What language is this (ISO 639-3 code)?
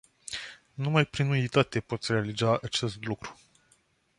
ron